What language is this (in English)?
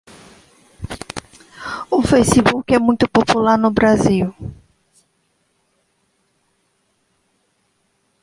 Portuguese